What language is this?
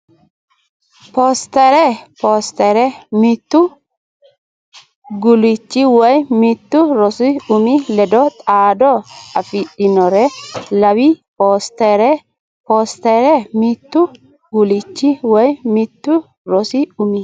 Sidamo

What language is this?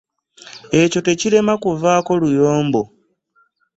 Ganda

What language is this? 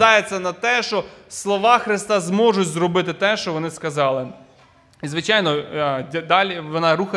Ukrainian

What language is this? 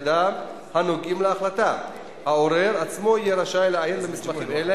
Hebrew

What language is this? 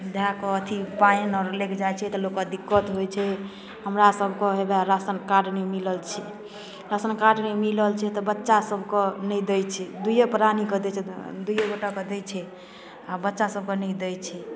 Maithili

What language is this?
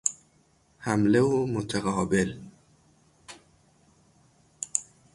Persian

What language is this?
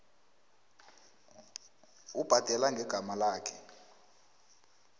South Ndebele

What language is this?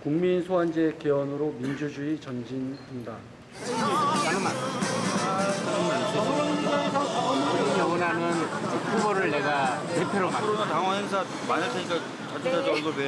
Korean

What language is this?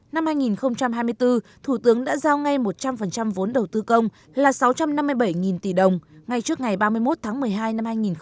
Vietnamese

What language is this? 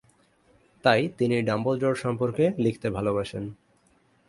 Bangla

